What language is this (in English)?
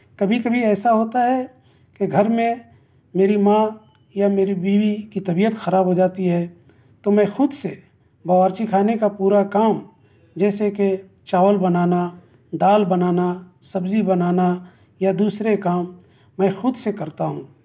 Urdu